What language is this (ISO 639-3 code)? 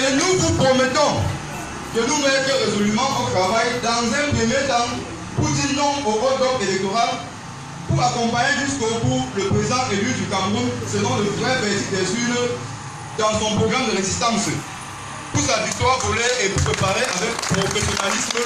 fra